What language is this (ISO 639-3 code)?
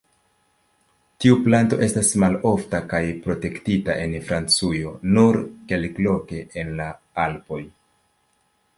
epo